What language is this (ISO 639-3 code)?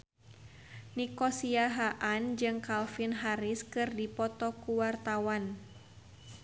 sun